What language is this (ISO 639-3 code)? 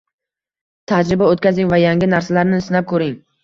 uzb